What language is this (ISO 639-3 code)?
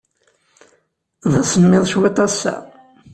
kab